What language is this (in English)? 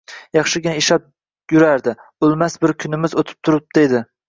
Uzbek